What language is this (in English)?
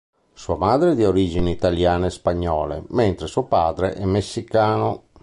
Italian